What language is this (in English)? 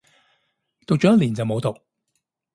Cantonese